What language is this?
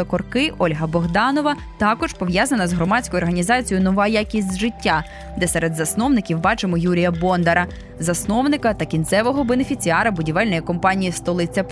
Ukrainian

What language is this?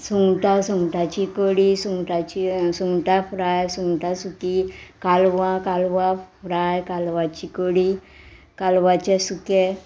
Konkani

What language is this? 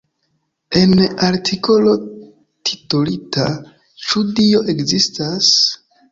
Esperanto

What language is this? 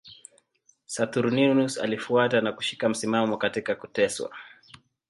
Swahili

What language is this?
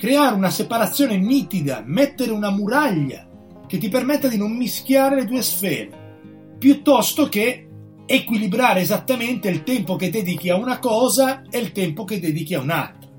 Italian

